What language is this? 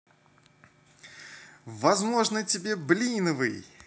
Russian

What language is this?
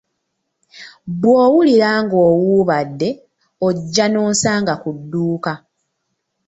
Ganda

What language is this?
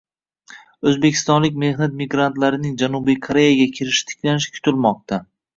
Uzbek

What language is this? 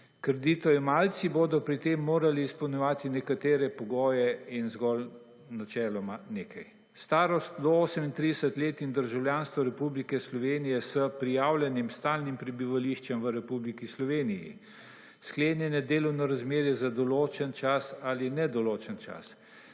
Slovenian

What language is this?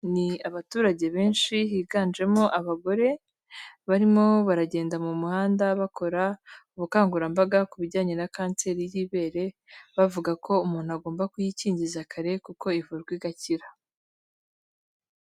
Kinyarwanda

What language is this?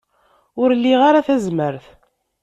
Kabyle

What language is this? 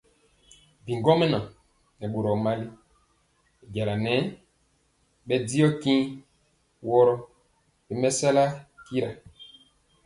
Mpiemo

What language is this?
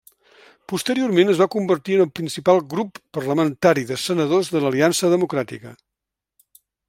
Catalan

